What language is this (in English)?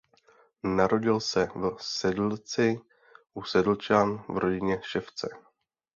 Czech